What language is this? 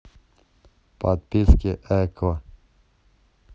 Russian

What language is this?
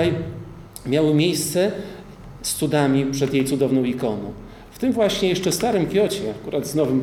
Polish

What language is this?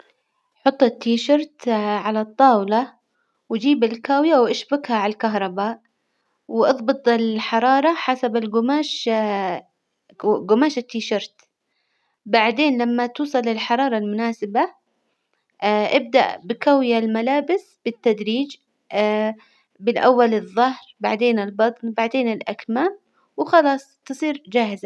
Hijazi Arabic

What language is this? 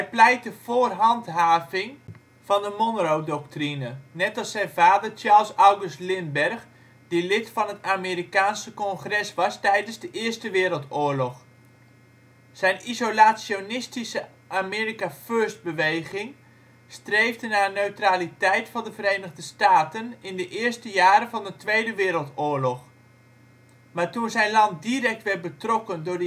Dutch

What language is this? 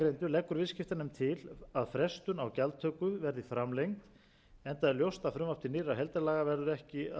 Icelandic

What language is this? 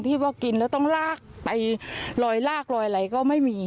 Thai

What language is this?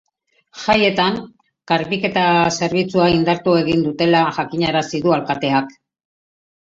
Basque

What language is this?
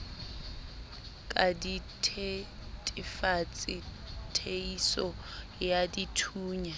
Southern Sotho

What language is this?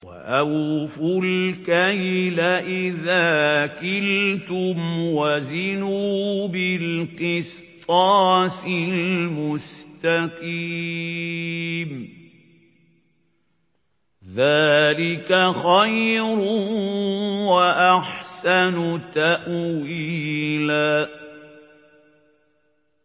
Arabic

